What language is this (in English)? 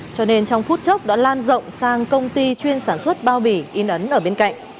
Vietnamese